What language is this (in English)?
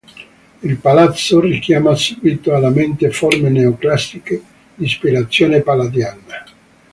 Italian